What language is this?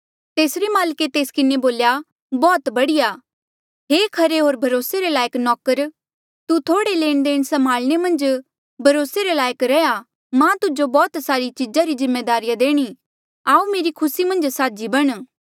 Mandeali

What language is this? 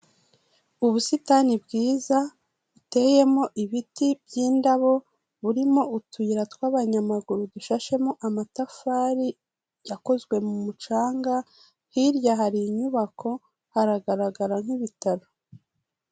Kinyarwanda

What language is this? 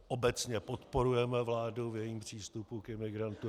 Czech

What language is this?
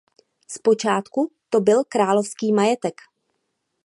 Czech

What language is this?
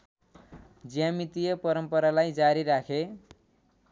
Nepali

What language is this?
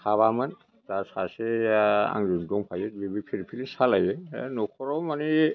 Bodo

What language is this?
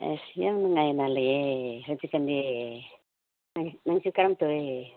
Manipuri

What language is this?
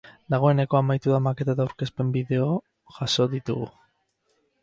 Basque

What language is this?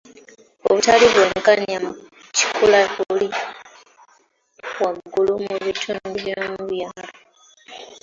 Ganda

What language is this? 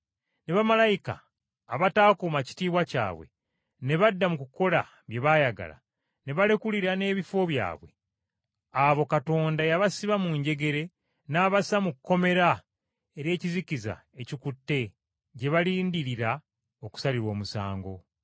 Ganda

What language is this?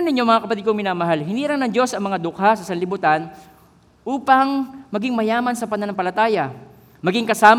Filipino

